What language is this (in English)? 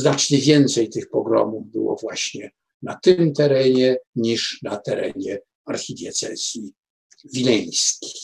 Polish